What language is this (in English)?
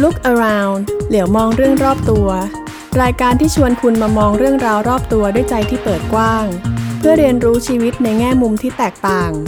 Thai